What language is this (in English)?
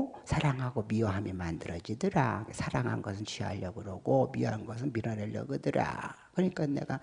Korean